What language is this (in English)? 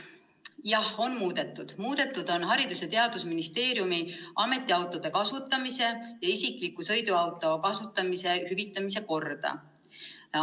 Estonian